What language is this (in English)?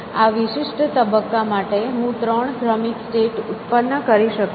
Gujarati